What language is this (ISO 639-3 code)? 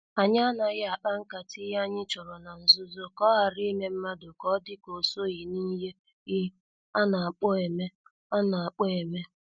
ibo